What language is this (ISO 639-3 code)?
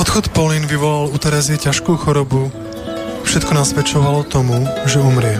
slk